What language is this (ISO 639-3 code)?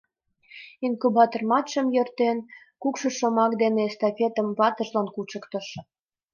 chm